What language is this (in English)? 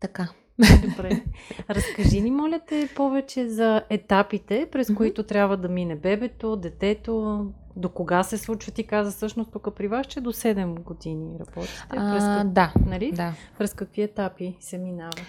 Bulgarian